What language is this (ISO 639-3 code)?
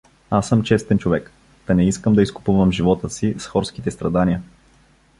bul